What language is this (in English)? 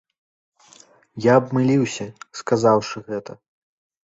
Belarusian